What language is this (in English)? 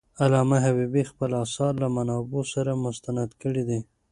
Pashto